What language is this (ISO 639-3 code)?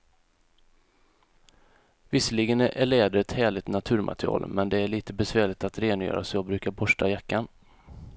swe